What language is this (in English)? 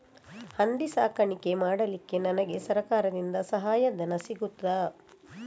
Kannada